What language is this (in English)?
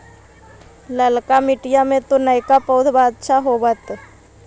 Magahi